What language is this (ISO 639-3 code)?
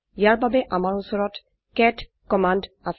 asm